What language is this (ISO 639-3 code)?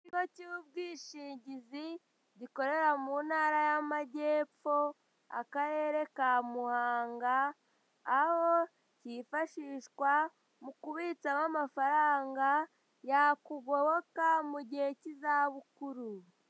kin